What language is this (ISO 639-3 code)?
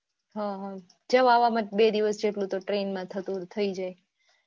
guj